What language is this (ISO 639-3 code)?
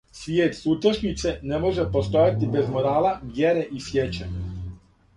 srp